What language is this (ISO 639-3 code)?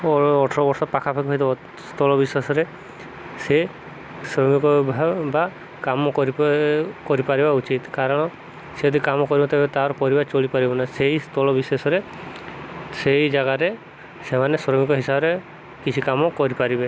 ori